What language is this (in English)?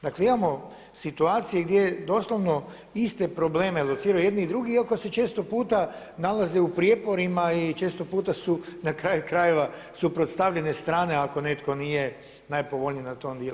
Croatian